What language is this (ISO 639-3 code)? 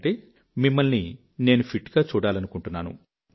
tel